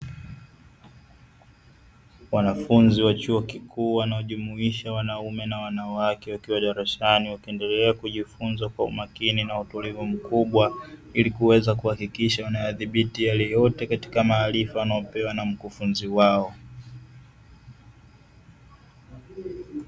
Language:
Swahili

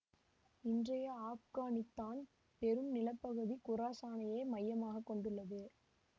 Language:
Tamil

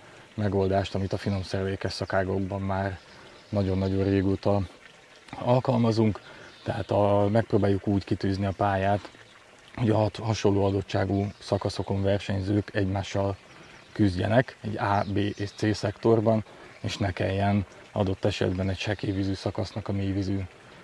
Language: Hungarian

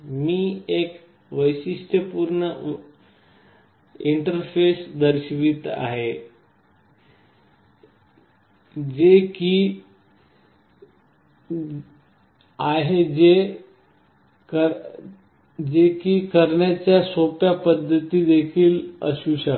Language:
Marathi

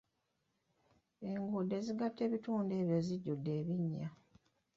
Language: Ganda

